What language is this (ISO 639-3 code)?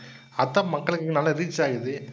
tam